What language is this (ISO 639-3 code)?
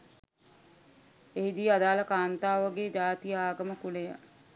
sin